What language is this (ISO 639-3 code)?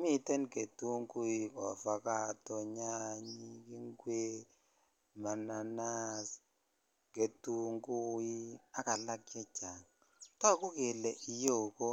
kln